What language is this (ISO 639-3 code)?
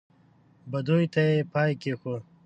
pus